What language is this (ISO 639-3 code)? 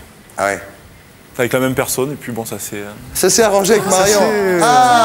fra